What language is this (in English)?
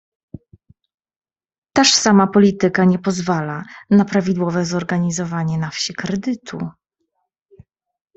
Polish